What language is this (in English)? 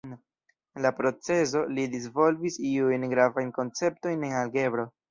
Esperanto